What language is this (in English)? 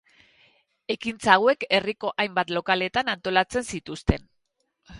Basque